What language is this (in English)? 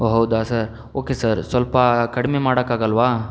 Kannada